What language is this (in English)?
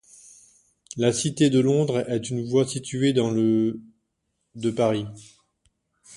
French